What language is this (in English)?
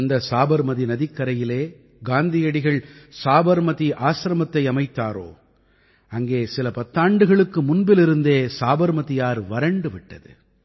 Tamil